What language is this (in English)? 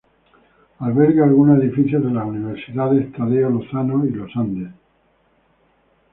Spanish